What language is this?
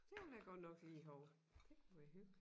Danish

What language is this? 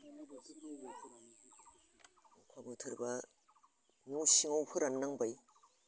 Bodo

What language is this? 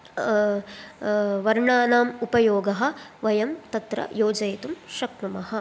Sanskrit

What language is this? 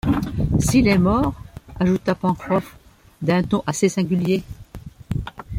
French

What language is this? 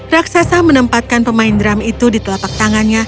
Indonesian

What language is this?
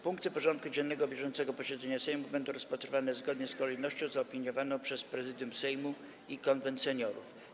Polish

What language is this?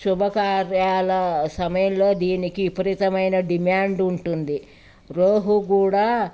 Telugu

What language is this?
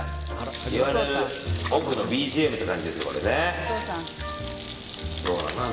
Japanese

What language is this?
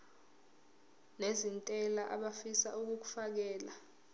Zulu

